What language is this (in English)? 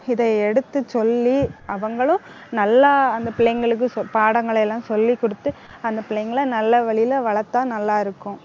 Tamil